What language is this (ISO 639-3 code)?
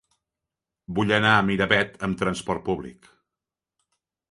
cat